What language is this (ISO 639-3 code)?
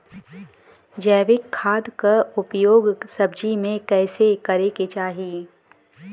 bho